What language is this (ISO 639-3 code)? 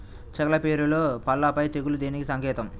tel